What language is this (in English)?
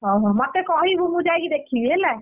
Odia